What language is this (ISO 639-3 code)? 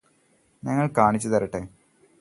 mal